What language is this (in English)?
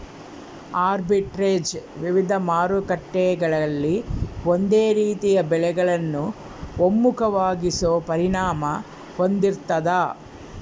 Kannada